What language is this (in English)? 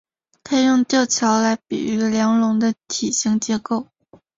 Chinese